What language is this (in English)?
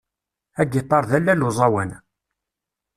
Kabyle